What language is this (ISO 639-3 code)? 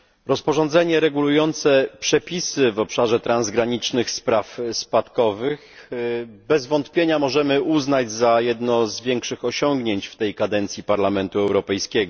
pol